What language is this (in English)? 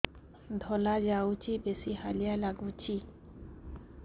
Odia